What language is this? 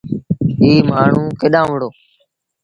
Sindhi Bhil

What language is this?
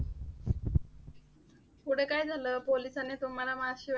Marathi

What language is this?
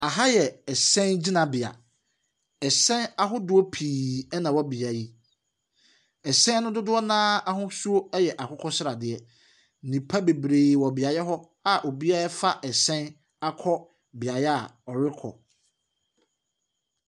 Akan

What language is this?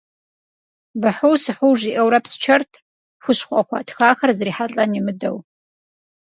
Kabardian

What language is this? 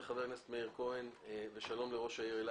Hebrew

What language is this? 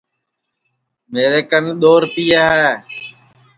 Sansi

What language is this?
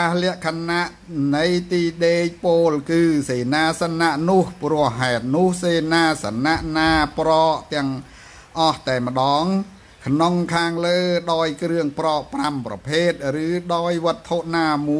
Thai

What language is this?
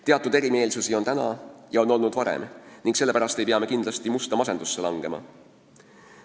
Estonian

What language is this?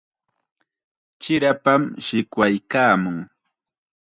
Chiquián Ancash Quechua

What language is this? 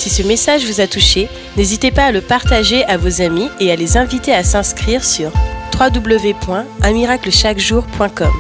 French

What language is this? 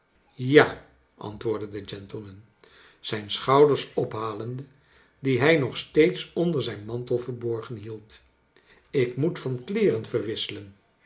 Dutch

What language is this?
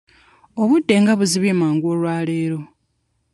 Ganda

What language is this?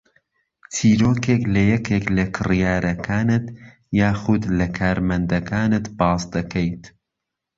Central Kurdish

